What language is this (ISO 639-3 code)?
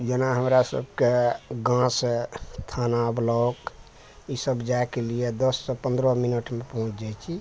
mai